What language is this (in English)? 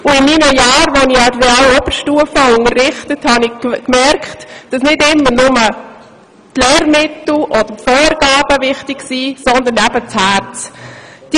Swiss German